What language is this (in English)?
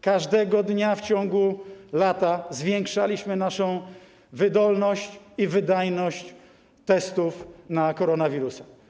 Polish